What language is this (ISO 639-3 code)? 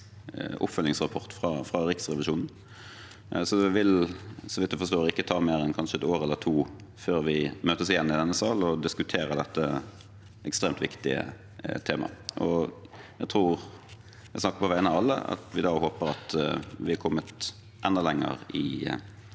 nor